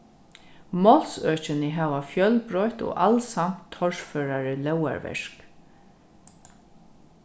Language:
Faroese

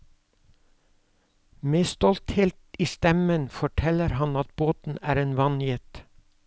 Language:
Norwegian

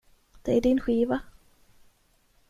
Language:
Swedish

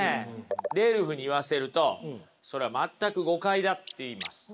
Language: Japanese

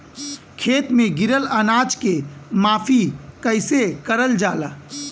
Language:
Bhojpuri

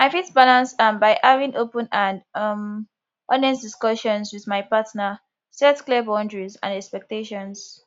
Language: Nigerian Pidgin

